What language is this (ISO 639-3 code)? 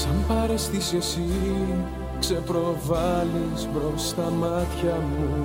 ell